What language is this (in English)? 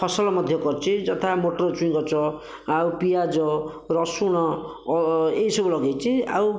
Odia